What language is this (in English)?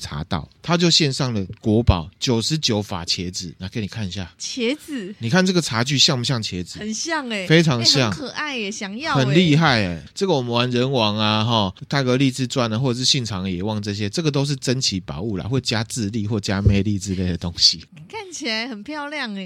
Chinese